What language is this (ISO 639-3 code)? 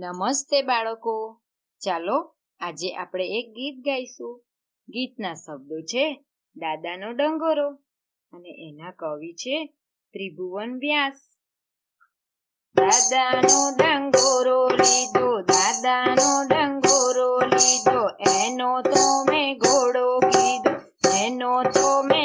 guj